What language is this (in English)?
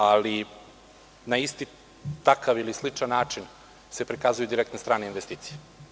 Serbian